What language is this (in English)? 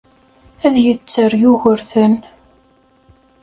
Kabyle